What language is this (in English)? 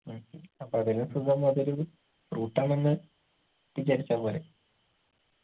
Malayalam